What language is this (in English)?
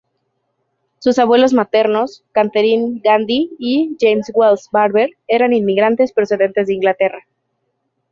Spanish